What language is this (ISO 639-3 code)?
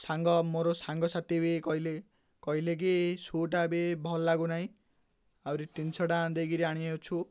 ori